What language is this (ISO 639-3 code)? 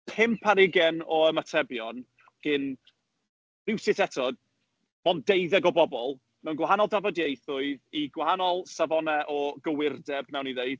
cym